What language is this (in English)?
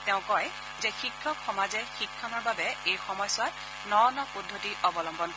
Assamese